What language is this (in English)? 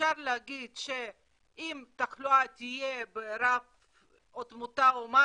Hebrew